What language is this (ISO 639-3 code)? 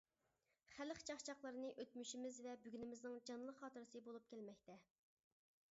uig